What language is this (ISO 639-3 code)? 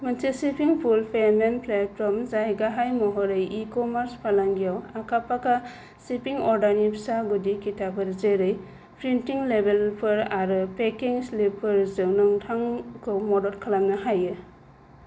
brx